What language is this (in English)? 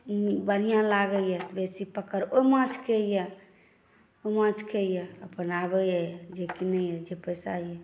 Maithili